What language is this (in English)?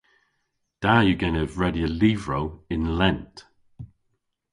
Cornish